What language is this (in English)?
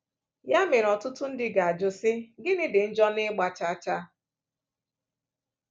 Igbo